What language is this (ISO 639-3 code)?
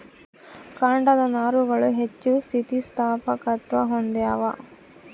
kan